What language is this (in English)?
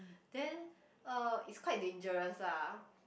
English